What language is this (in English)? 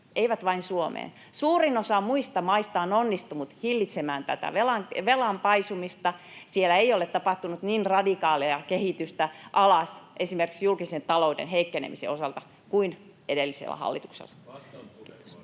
Finnish